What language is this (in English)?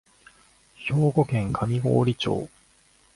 Japanese